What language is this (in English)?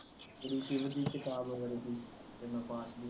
Punjabi